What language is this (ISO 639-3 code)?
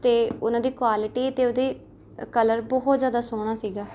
pan